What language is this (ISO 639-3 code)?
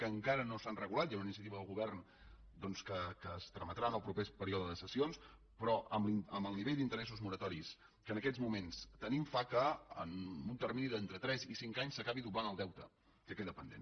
cat